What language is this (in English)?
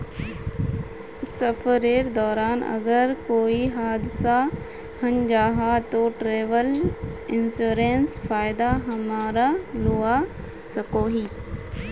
Magahi